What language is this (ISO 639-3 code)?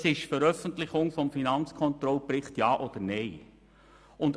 gsw